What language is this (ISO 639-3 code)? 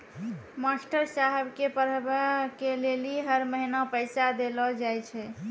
mai